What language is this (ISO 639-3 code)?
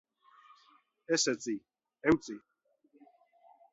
eus